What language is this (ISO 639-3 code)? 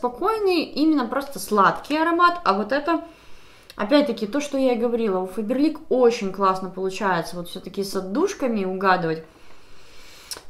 rus